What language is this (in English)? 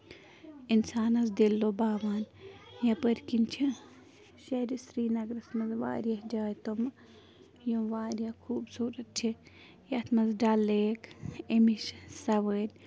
Kashmiri